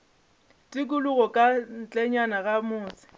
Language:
Northern Sotho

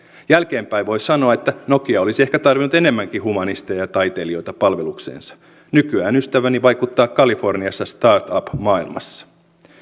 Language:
Finnish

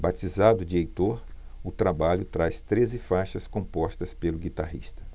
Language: Portuguese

